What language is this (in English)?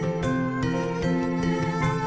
Indonesian